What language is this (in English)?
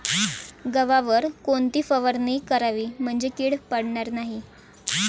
Marathi